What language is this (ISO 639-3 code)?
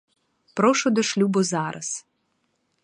ukr